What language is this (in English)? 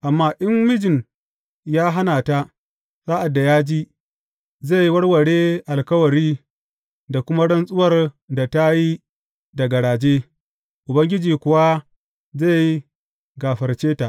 Hausa